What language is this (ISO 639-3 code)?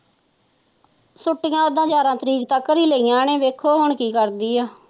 pan